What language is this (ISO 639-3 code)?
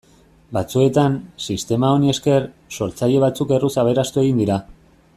eus